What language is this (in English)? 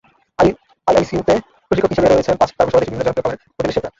Bangla